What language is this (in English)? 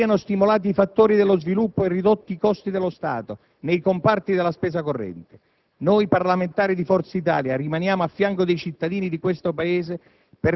Italian